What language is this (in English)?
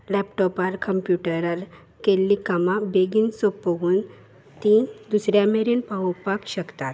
Konkani